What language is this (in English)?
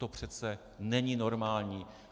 Czech